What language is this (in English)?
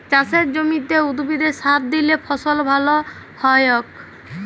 Bangla